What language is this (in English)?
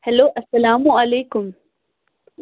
Kashmiri